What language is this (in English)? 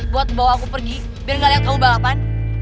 Indonesian